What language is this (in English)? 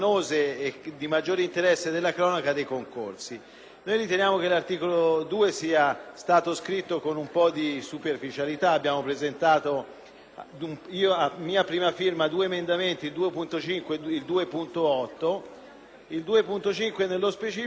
Italian